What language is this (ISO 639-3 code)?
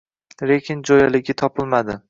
uzb